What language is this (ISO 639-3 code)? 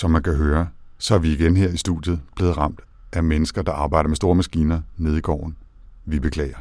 dan